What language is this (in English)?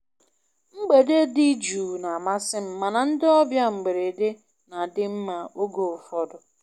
Igbo